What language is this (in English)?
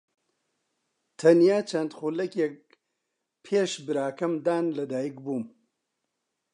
Central Kurdish